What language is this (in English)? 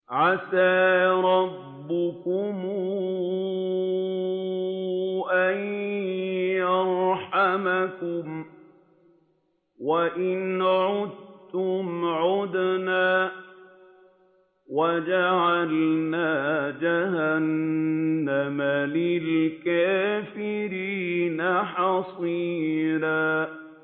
Arabic